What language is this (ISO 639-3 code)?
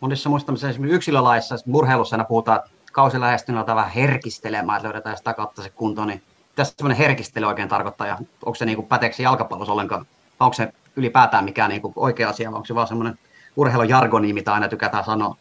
fin